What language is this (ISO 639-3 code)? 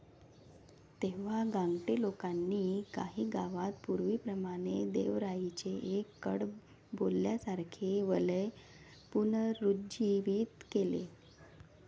mar